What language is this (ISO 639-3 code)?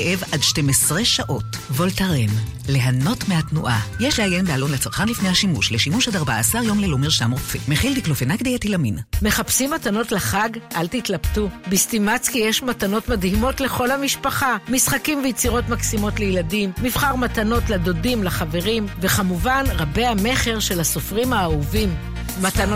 heb